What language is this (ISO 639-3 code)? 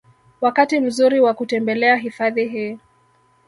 swa